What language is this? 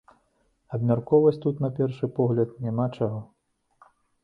Belarusian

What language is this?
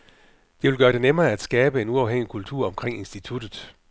Danish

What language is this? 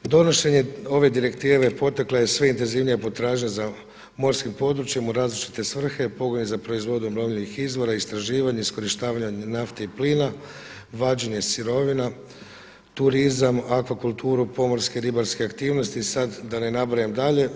Croatian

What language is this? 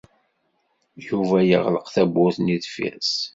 Kabyle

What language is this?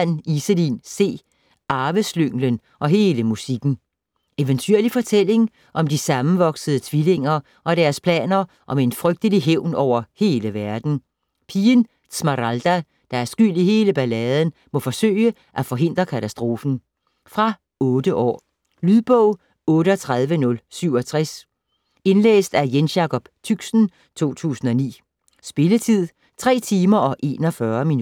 Danish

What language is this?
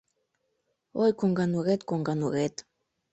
Mari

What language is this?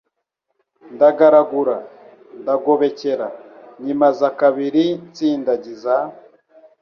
Kinyarwanda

